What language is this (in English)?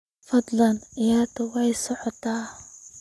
Somali